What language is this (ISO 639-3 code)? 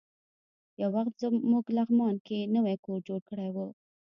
pus